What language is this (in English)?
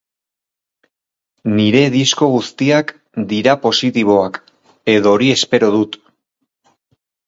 Basque